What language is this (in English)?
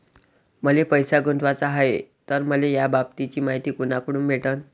Marathi